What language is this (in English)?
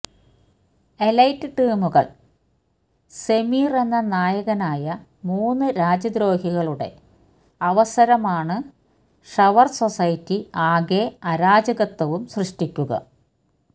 Malayalam